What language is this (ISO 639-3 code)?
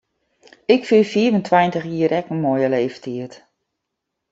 fry